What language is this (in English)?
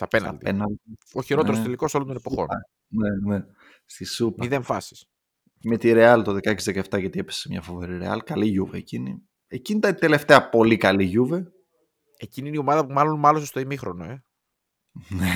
Greek